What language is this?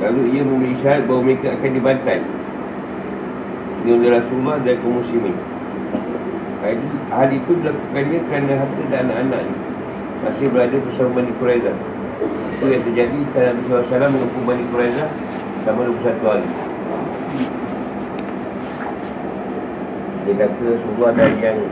Malay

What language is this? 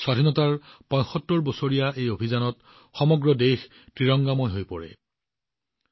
Assamese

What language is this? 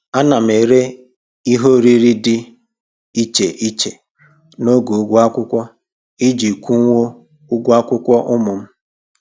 Igbo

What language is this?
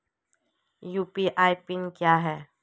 Hindi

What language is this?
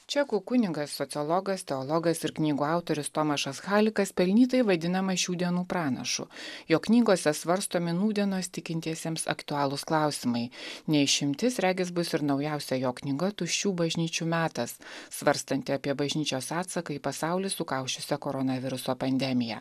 Lithuanian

